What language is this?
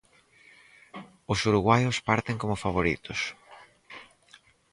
Galician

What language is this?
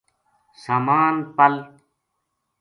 Gujari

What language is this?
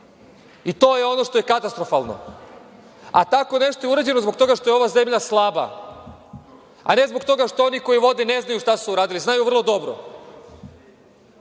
Serbian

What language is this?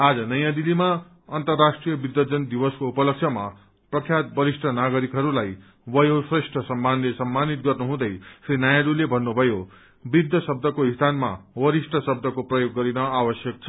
Nepali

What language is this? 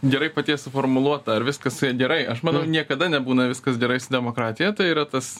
Lithuanian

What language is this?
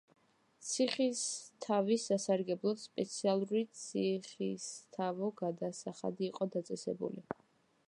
Georgian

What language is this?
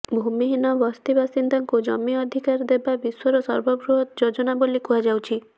Odia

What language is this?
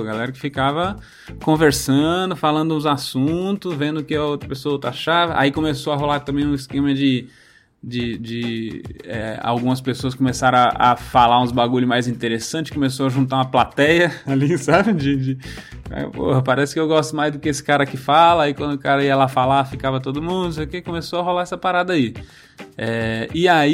Portuguese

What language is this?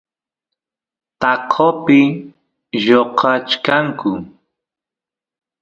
Santiago del Estero Quichua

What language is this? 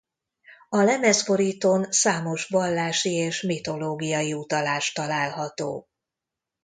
Hungarian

